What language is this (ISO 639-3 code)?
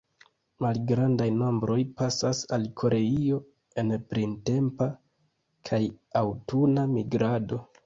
epo